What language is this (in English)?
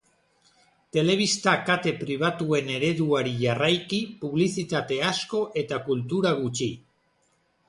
Basque